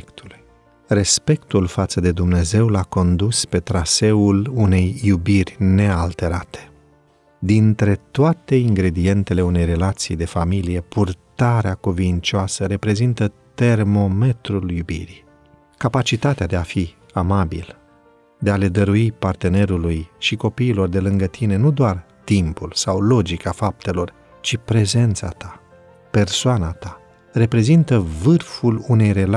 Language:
Romanian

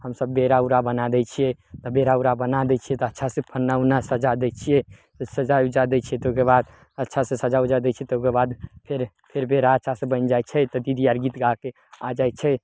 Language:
Maithili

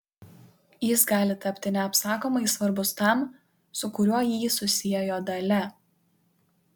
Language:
Lithuanian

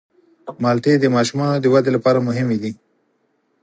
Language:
Pashto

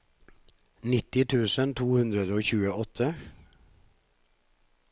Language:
Norwegian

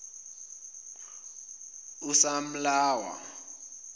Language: Zulu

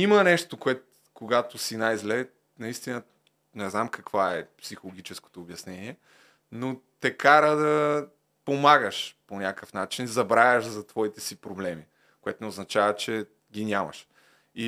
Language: Bulgarian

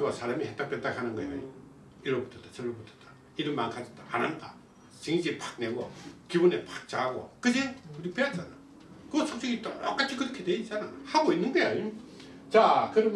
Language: Korean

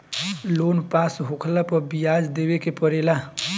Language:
Bhojpuri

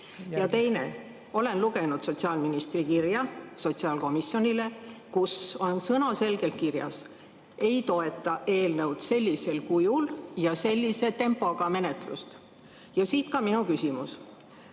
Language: Estonian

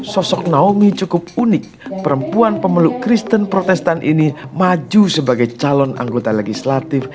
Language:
Indonesian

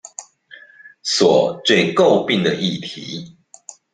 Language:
Chinese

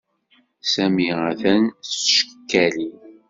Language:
Kabyle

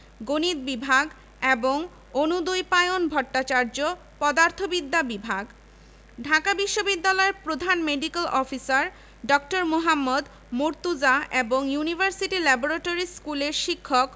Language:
Bangla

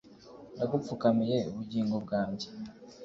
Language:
Kinyarwanda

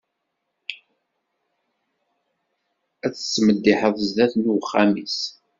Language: Kabyle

